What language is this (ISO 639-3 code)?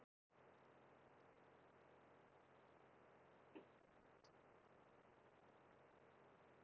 isl